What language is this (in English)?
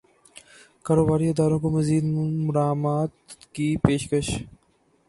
Urdu